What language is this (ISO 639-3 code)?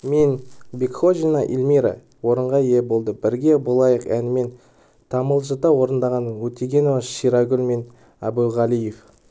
kaz